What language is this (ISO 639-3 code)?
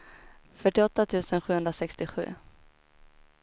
swe